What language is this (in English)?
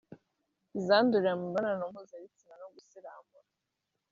Kinyarwanda